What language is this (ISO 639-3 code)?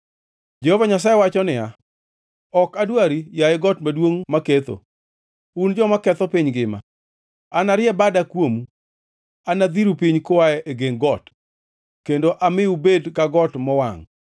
luo